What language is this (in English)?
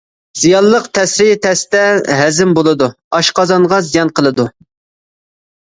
Uyghur